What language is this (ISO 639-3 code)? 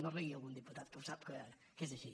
cat